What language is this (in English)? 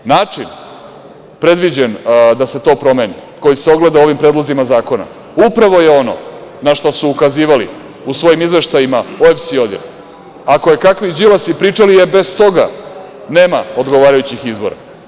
Serbian